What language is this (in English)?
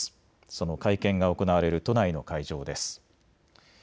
Japanese